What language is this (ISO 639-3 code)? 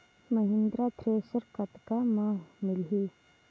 hne